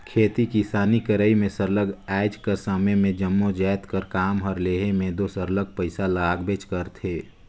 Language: Chhattisgarhi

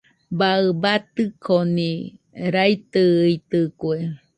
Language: Nüpode Huitoto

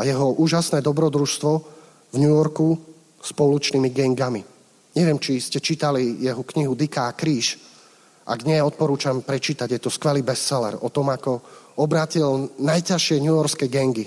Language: Slovak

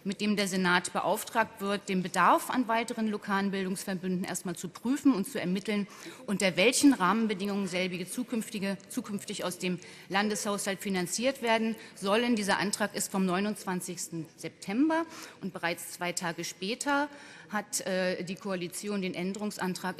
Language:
German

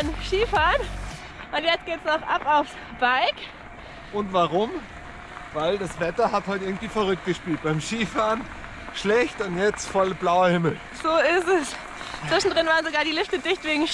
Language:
German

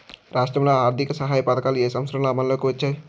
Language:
Telugu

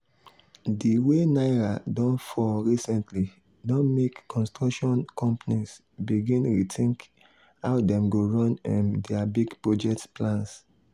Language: Nigerian Pidgin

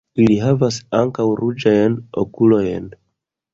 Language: Esperanto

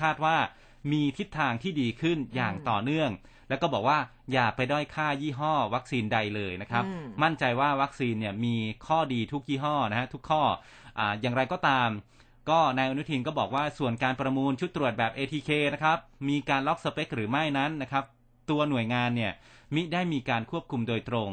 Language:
Thai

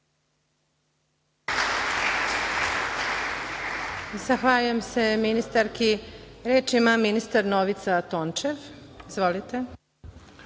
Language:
Serbian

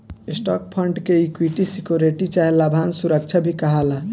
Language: Bhojpuri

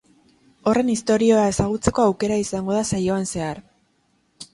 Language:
Basque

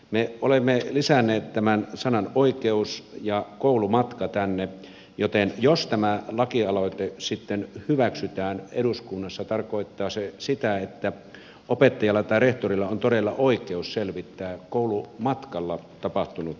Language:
Finnish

